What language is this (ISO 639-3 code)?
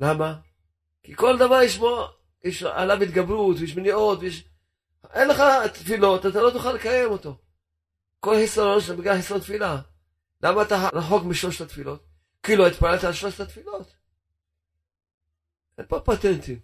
heb